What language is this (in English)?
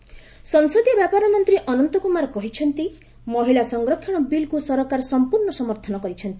Odia